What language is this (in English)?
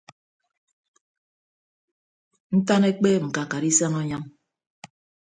Ibibio